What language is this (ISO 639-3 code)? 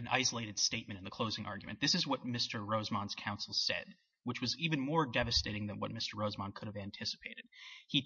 eng